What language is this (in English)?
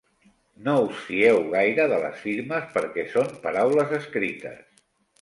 Catalan